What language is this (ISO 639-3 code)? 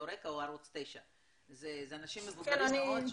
heb